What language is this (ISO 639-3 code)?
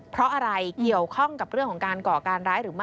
tha